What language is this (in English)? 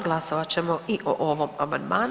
Croatian